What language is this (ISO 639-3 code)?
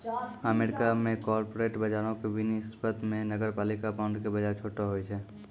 mai